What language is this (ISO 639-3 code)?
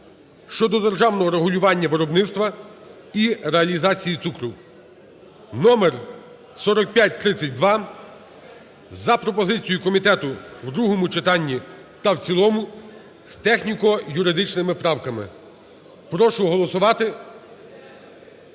ukr